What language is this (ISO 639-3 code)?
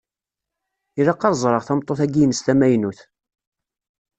kab